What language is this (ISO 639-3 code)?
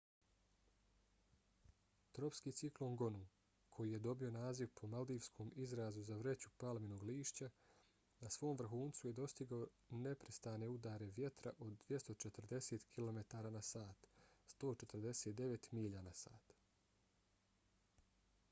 bos